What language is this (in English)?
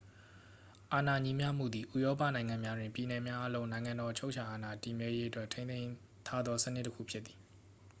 Burmese